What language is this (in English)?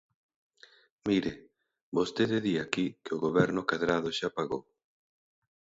Galician